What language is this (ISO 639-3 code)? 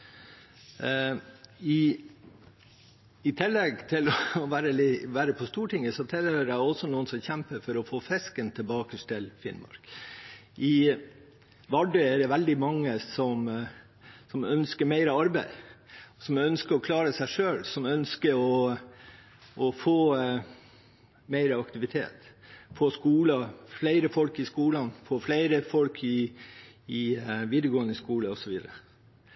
nob